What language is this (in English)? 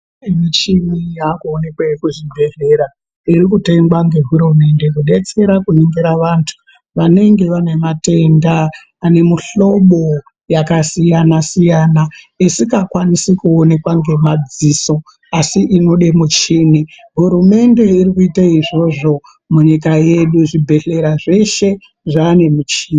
Ndau